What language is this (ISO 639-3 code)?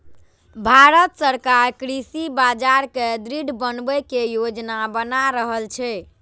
mai